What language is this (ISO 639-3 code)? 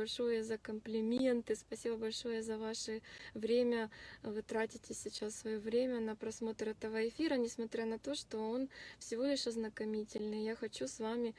rus